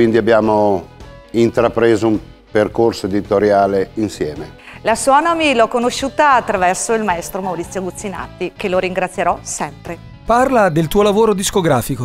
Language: Italian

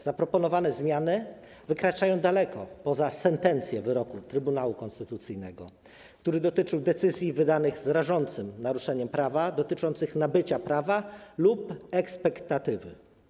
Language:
Polish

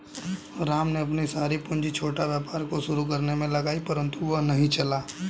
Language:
Hindi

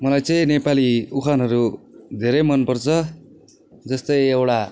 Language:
Nepali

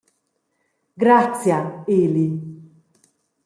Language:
Romansh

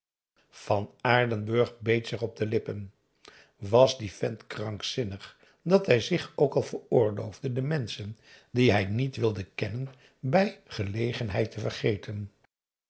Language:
Dutch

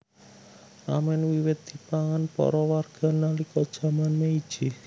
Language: Javanese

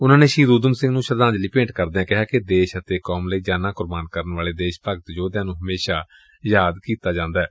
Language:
Punjabi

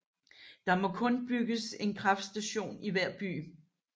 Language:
Danish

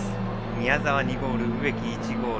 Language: Japanese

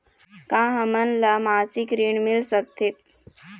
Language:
Chhattisgarhi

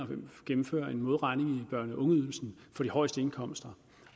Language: Danish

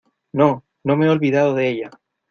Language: Spanish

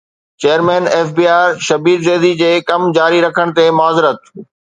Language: Sindhi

